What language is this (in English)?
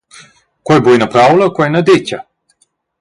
Romansh